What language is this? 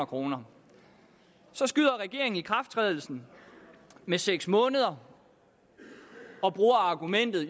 Danish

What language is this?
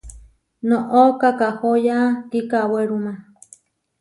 Huarijio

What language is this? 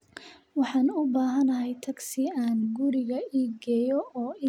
Somali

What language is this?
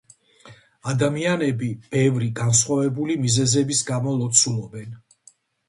Georgian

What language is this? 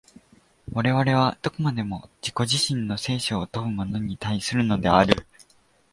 Japanese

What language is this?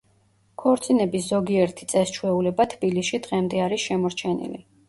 Georgian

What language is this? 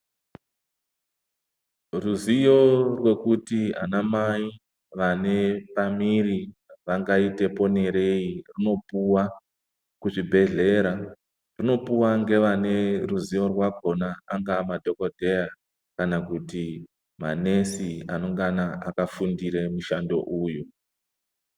Ndau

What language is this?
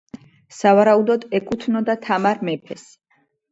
Georgian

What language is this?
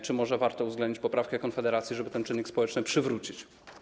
Polish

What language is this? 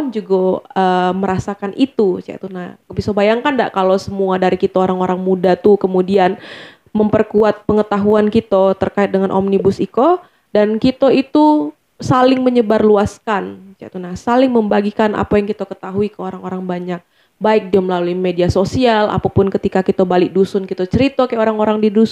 Indonesian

